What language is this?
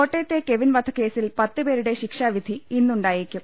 Malayalam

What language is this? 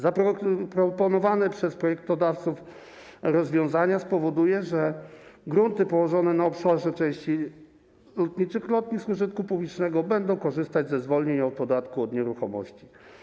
Polish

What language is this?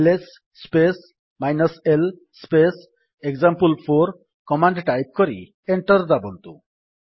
Odia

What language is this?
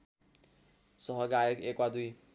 Nepali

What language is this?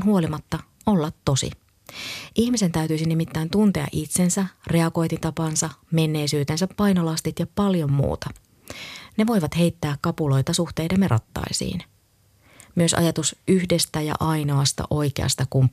Finnish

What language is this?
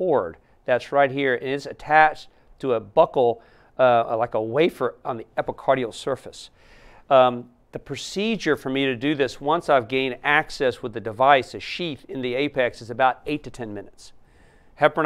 English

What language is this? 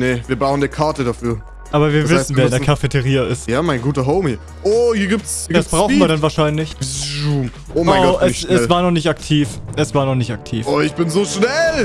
German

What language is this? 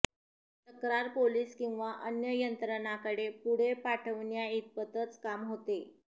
Marathi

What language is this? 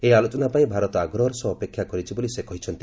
Odia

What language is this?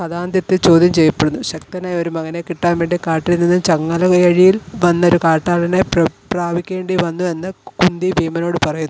Malayalam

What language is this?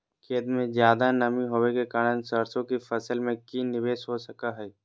Magahi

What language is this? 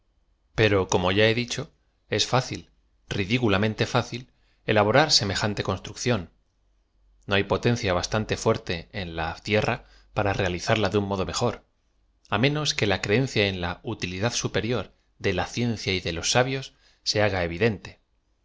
Spanish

